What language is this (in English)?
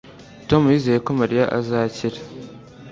Kinyarwanda